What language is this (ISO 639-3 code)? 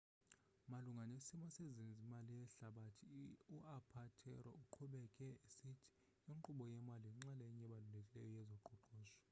xho